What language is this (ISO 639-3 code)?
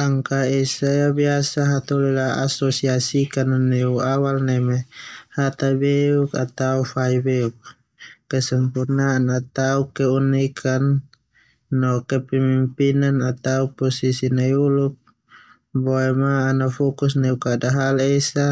twu